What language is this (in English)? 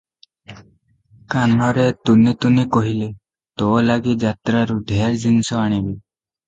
Odia